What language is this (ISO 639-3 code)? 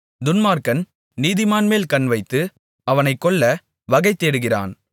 tam